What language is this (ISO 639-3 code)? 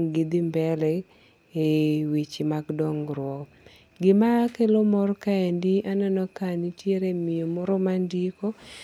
luo